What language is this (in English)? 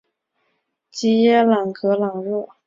Chinese